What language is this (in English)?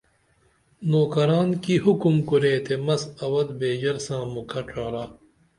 Dameli